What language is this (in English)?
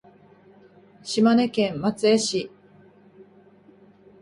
Japanese